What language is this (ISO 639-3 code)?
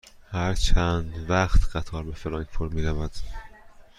fas